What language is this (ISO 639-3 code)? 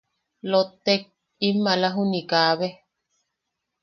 yaq